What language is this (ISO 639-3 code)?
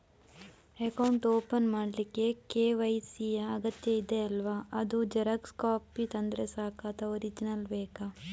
kan